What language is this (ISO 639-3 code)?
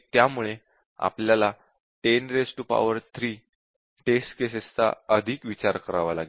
mar